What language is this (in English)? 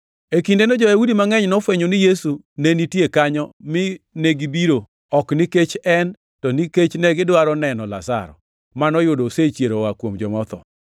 Luo (Kenya and Tanzania)